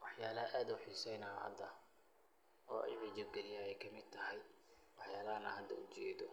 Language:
Somali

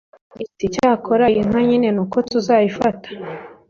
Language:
Kinyarwanda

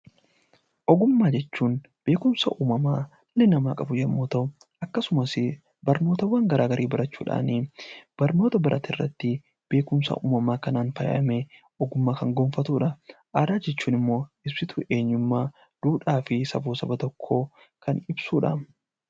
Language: Oromo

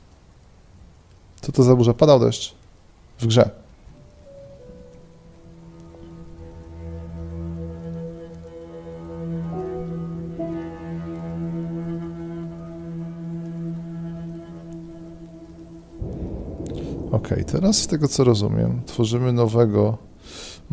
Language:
Polish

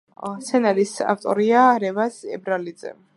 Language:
Georgian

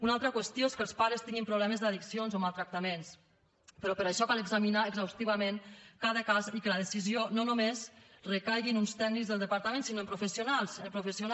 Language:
Catalan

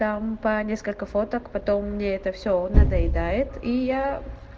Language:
Russian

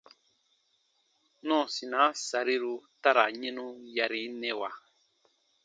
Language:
Baatonum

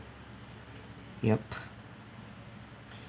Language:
English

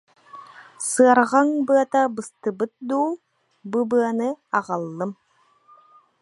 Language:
Yakut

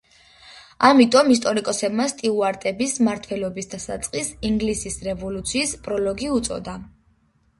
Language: Georgian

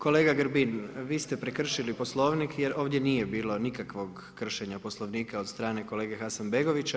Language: Croatian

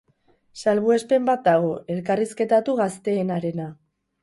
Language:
Basque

